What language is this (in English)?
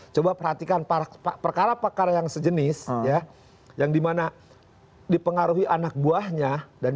Indonesian